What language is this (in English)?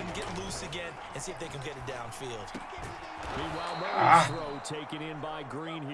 Spanish